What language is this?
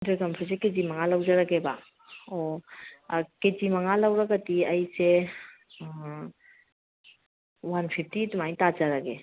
Manipuri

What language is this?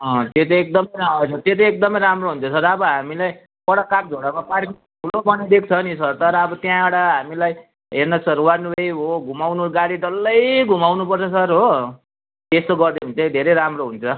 Nepali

